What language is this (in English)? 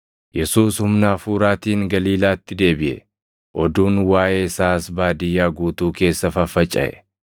Oromo